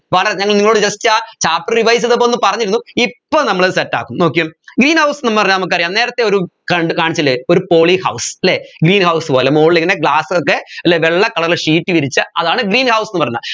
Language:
Malayalam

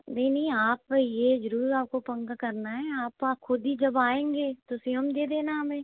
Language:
Hindi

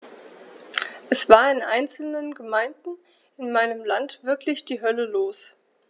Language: German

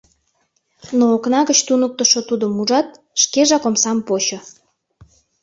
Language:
Mari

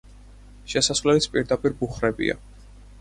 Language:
Georgian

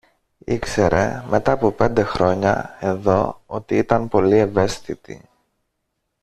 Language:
Greek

